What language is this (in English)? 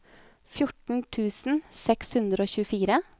Norwegian